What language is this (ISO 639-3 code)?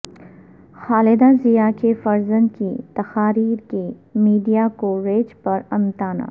urd